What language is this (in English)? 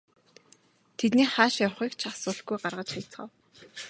Mongolian